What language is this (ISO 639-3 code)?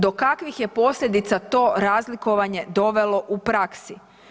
hrv